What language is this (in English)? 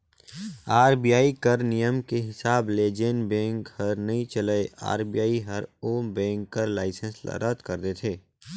Chhattisgarhi